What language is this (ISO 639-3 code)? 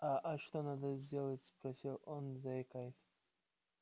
rus